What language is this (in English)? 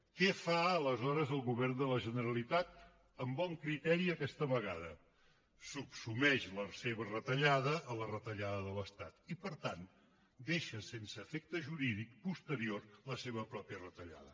Catalan